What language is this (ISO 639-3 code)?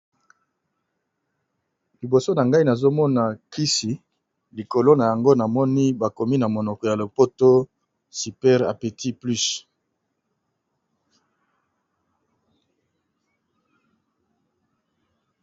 lin